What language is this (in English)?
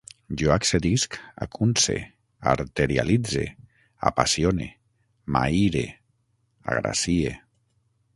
Catalan